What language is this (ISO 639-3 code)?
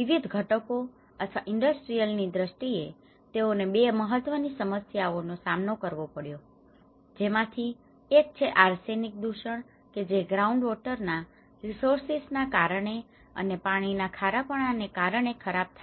guj